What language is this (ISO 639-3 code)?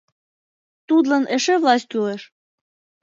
chm